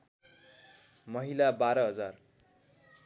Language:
Nepali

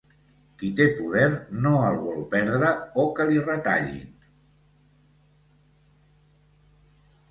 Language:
Catalan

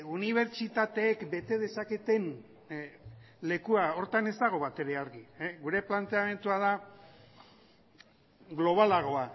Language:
Basque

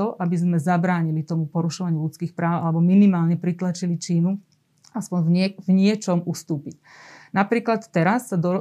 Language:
Slovak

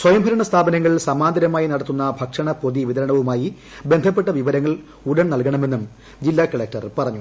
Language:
Malayalam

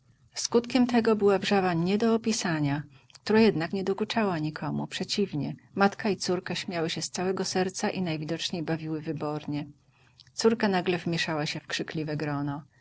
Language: Polish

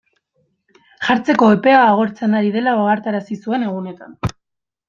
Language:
Basque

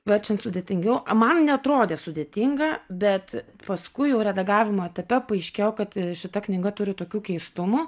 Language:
Lithuanian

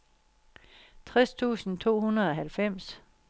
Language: Danish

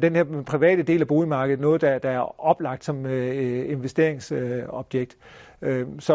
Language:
Danish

